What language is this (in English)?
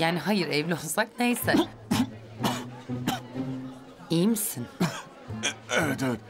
Turkish